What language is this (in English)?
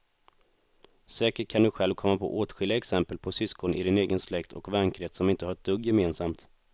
Swedish